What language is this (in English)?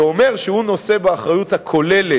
Hebrew